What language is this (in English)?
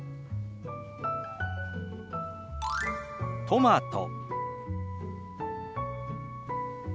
Japanese